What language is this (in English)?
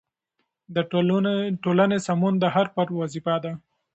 Pashto